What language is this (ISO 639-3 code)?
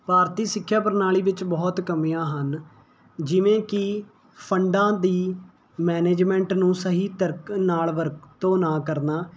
pan